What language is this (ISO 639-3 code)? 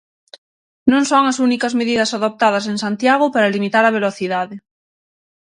glg